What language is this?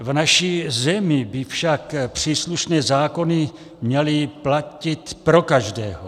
Czech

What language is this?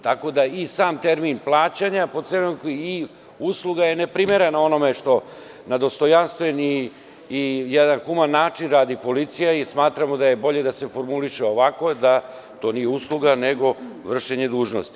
Serbian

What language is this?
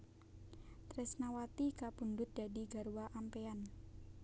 Javanese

